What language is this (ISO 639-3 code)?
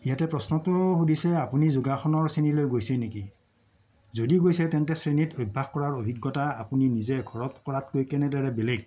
asm